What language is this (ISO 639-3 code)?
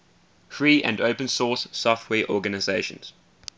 eng